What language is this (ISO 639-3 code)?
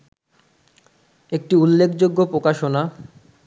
ben